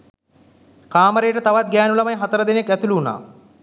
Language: Sinhala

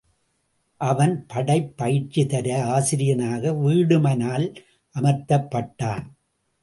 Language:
Tamil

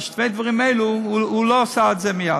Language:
Hebrew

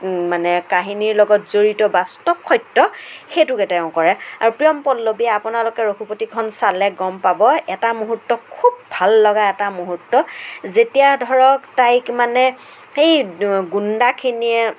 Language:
Assamese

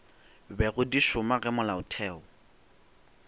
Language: Northern Sotho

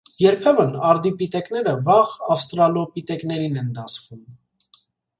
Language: Armenian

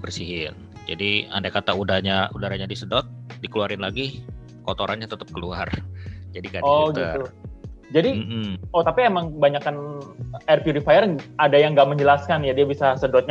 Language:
Indonesian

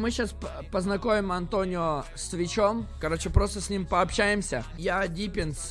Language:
Russian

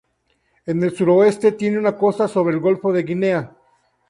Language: Spanish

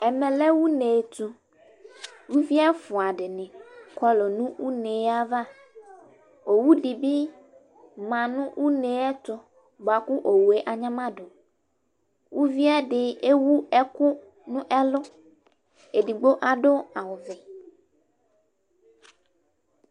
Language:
Ikposo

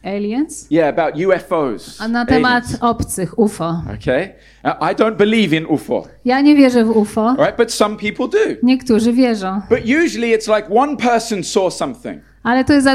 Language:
Polish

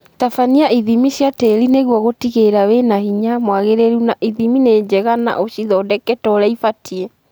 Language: Kikuyu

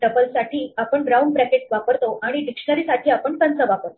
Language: Marathi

